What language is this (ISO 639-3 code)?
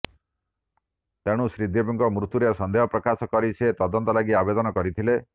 ori